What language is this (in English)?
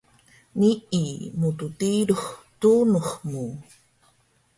Taroko